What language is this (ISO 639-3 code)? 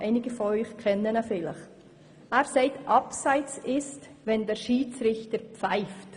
gsw